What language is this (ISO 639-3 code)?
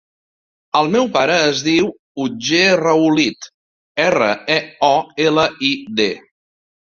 cat